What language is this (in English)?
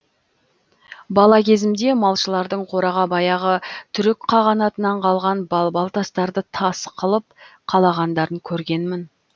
Kazakh